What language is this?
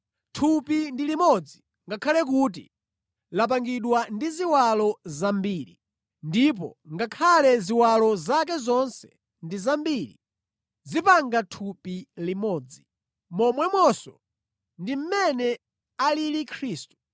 Nyanja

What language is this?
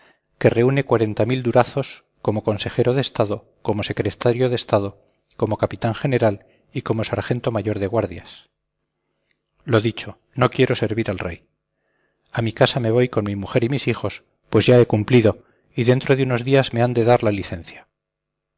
Spanish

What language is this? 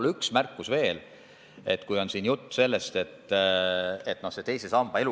Estonian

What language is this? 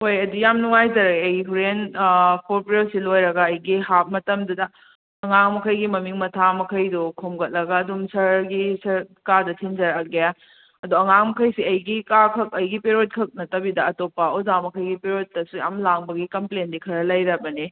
Manipuri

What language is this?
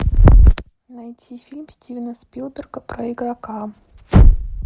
Russian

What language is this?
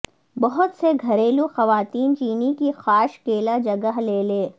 Urdu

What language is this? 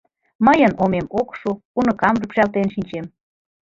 Mari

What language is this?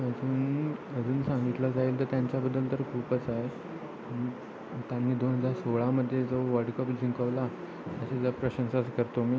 Marathi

